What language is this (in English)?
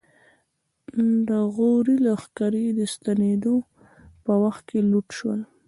Pashto